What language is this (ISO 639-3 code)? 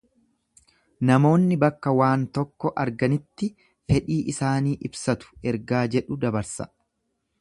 orm